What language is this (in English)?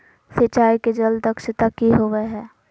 Magahi